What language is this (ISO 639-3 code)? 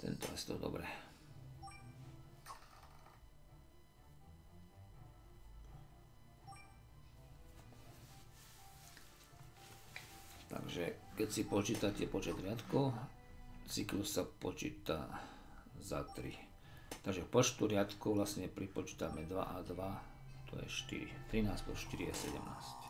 slk